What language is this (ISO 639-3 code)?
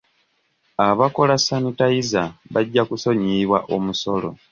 lug